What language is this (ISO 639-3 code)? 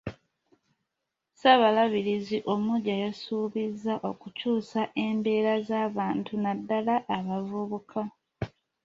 lug